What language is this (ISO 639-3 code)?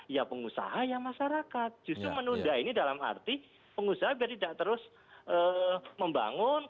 ind